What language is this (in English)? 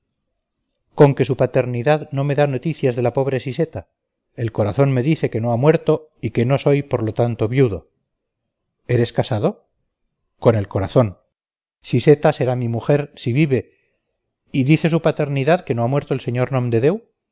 Spanish